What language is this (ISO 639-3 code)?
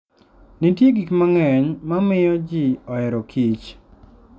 luo